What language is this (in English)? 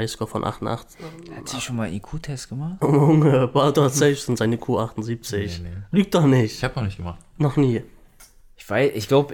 German